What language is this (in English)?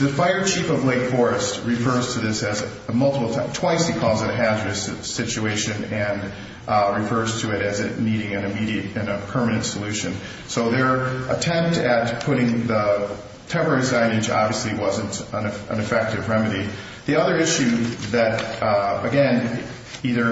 English